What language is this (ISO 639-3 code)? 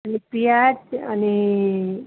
nep